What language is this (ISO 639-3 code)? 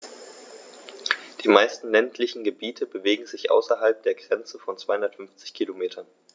deu